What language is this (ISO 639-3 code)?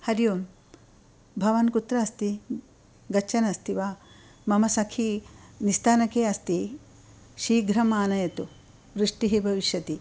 san